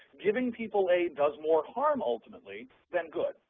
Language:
English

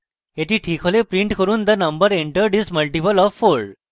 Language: Bangla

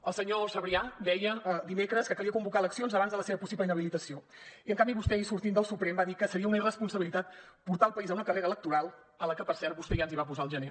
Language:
Catalan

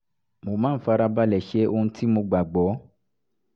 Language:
Yoruba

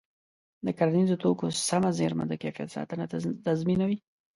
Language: Pashto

